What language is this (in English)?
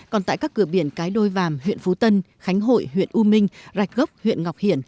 Vietnamese